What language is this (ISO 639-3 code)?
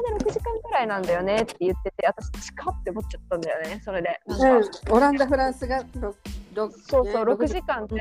jpn